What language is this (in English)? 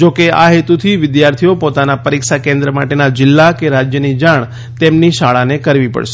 Gujarati